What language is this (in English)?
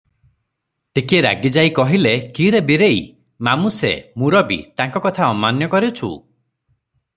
Odia